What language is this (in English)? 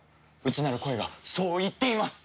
Japanese